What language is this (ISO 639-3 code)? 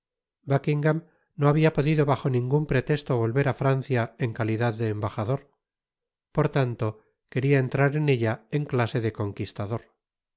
spa